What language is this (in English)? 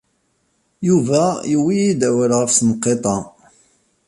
Kabyle